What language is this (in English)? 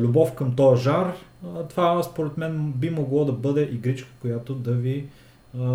Bulgarian